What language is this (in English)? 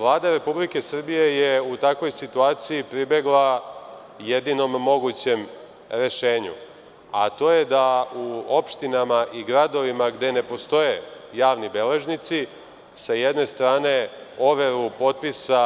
Serbian